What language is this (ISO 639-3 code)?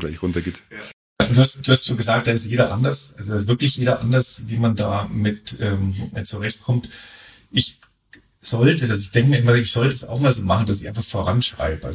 deu